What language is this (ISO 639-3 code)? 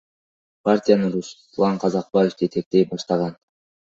kir